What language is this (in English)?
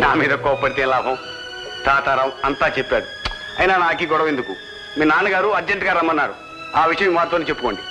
Telugu